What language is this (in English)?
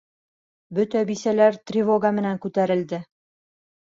Bashkir